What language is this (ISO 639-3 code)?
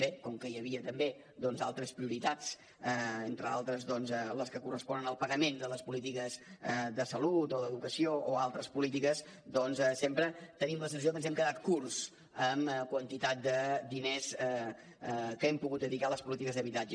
cat